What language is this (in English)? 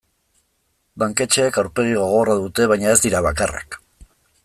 Basque